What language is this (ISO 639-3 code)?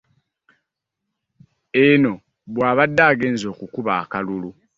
lug